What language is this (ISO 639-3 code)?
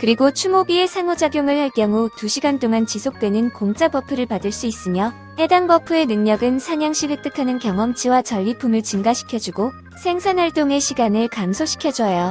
kor